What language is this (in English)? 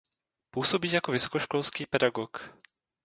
Czech